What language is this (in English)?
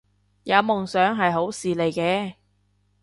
Cantonese